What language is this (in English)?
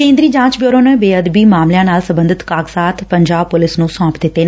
Punjabi